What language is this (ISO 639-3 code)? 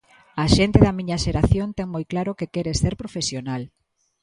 glg